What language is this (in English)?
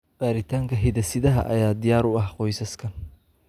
Somali